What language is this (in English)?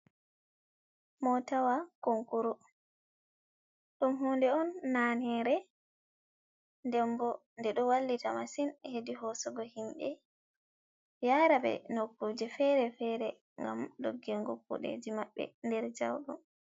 Fula